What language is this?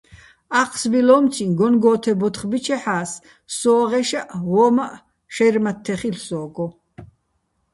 Bats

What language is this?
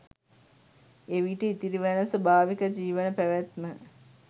Sinhala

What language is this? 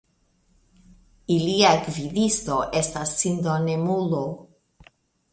Esperanto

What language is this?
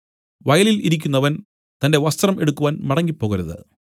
Malayalam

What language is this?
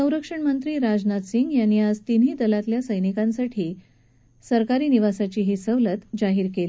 Marathi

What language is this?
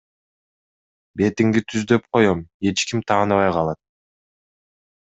Kyrgyz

